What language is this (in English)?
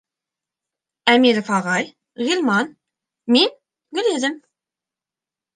Bashkir